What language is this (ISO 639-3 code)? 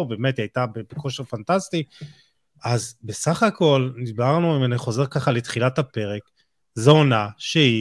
heb